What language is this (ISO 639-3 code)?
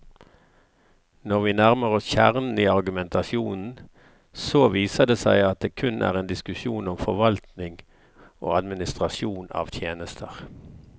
nor